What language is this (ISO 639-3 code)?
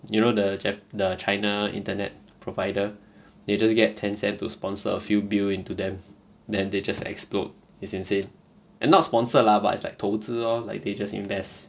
eng